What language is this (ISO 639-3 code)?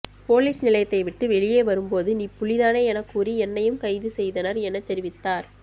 tam